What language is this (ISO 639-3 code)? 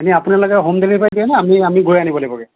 asm